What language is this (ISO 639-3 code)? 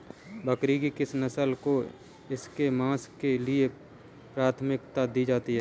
hin